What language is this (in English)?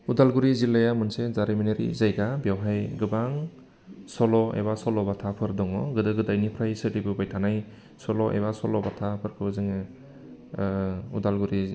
Bodo